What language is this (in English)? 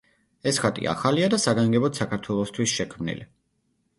Georgian